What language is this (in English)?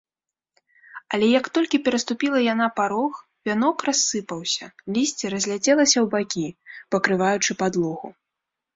Belarusian